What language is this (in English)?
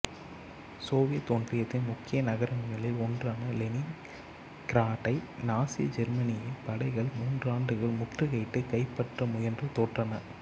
Tamil